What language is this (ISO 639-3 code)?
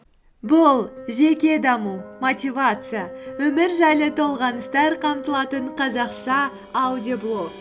kaz